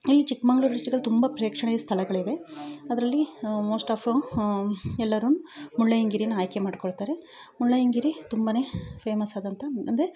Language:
Kannada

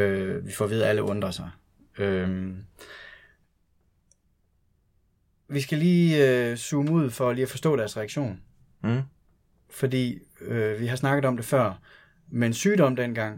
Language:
Danish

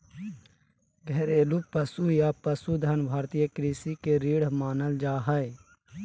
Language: Magahi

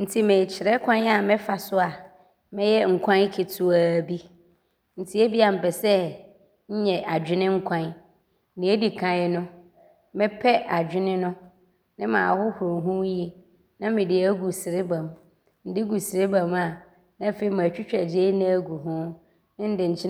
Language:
Abron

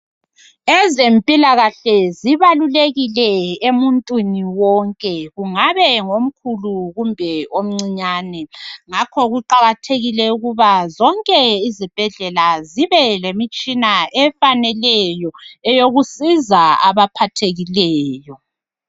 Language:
North Ndebele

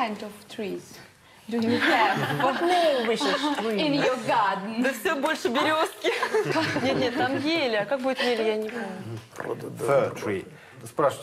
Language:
Russian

